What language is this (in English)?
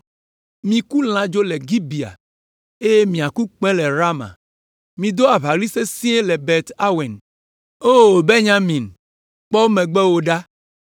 Ewe